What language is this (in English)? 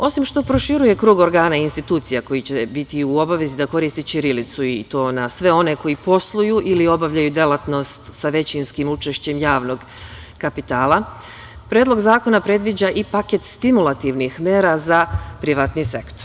Serbian